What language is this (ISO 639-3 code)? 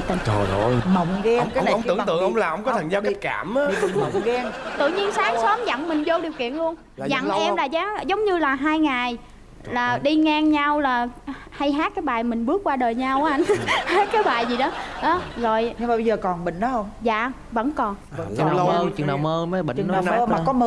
vie